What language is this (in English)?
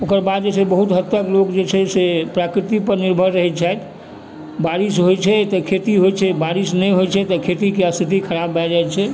Maithili